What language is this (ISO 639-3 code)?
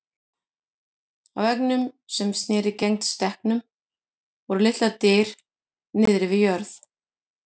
isl